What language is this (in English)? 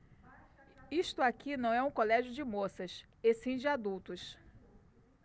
Portuguese